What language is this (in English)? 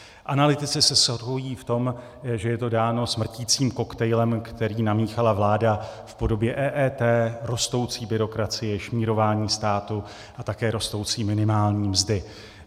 Czech